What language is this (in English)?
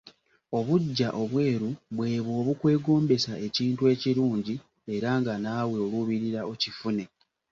Ganda